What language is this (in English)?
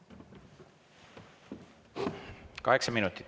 Estonian